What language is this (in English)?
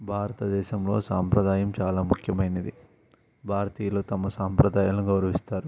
Telugu